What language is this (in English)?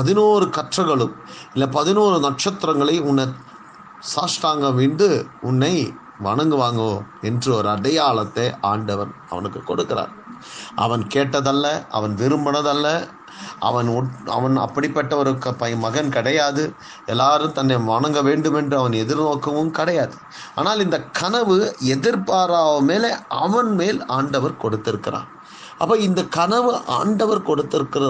Tamil